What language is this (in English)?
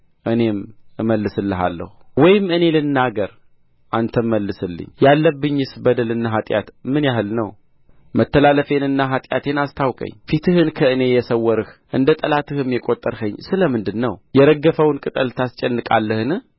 Amharic